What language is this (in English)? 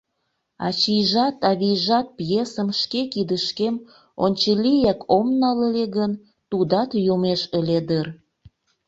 Mari